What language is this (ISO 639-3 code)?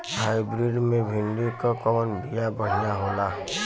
bho